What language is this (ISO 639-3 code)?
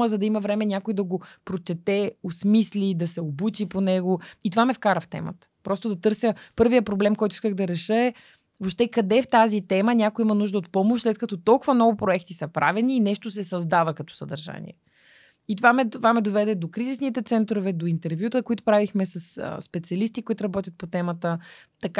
bul